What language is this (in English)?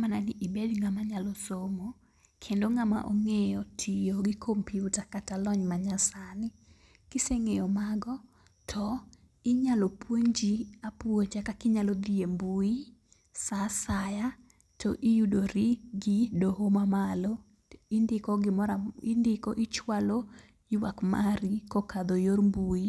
Luo (Kenya and Tanzania)